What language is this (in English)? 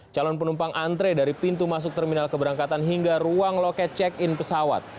Indonesian